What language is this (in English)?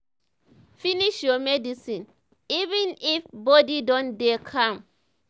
Nigerian Pidgin